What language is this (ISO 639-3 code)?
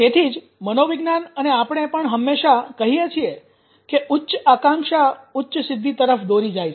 guj